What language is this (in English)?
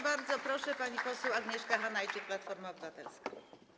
Polish